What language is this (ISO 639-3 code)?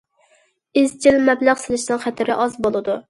uig